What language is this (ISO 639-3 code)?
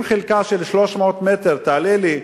heb